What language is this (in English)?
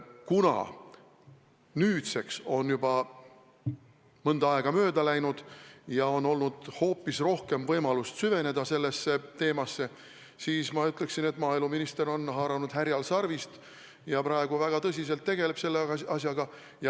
Estonian